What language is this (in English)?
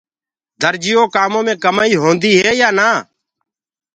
Gurgula